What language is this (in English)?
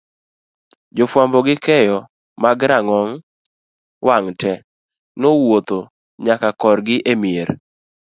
Luo (Kenya and Tanzania)